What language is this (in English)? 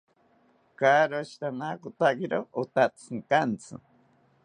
South Ucayali Ashéninka